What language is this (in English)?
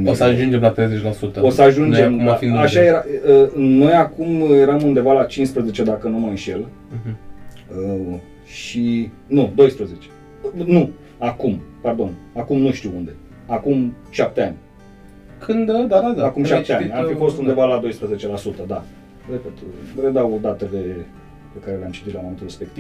Romanian